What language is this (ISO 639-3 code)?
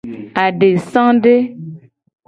gej